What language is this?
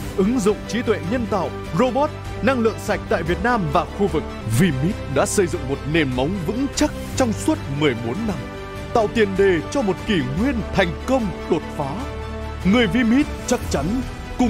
Vietnamese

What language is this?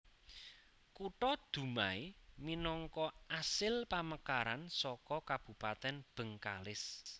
Javanese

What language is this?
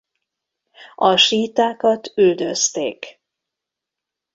Hungarian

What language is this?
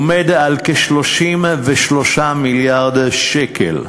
Hebrew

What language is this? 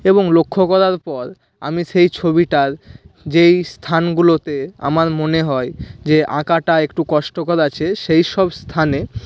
Bangla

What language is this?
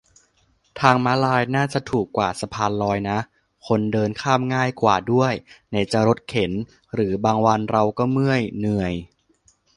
Thai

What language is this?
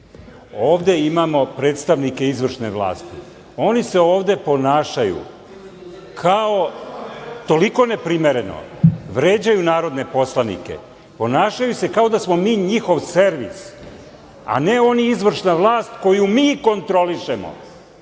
Serbian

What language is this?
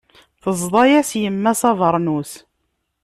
Kabyle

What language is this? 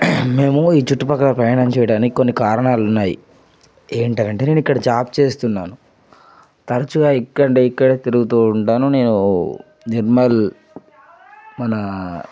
Telugu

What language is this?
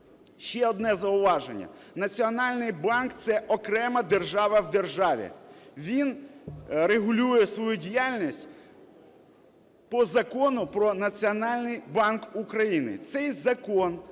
Ukrainian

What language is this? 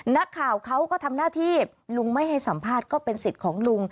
Thai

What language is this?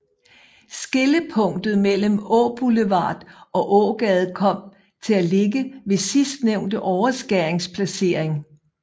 Danish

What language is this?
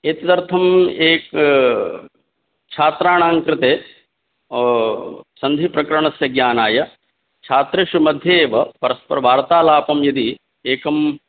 Sanskrit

